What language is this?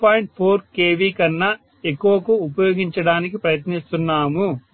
Telugu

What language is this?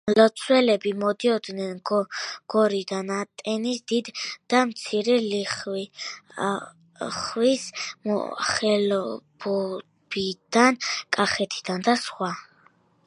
Georgian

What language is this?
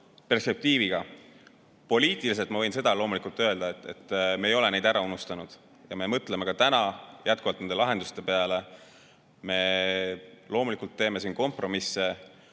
Estonian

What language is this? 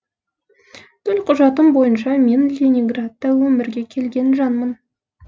Kazakh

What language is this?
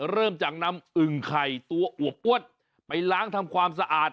Thai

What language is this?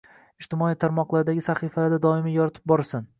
Uzbek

